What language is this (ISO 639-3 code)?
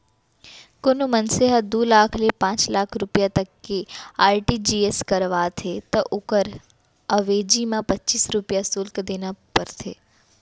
hne